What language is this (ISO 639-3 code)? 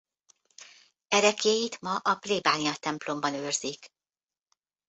hun